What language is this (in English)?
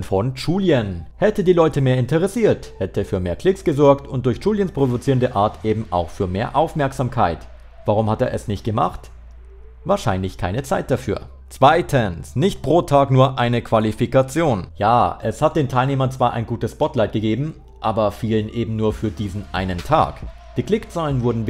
German